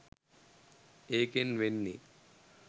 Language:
Sinhala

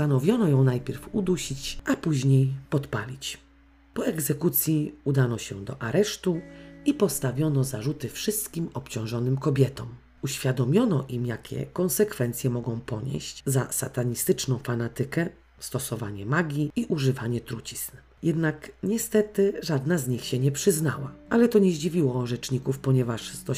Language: Polish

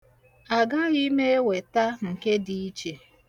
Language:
Igbo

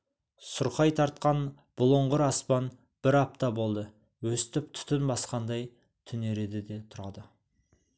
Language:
Kazakh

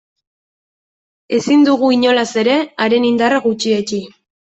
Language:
Basque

